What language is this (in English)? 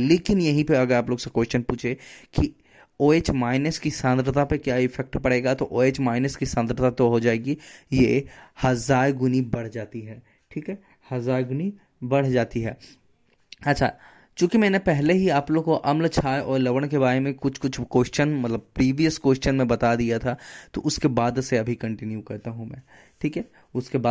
Hindi